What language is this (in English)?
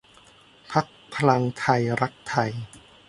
Thai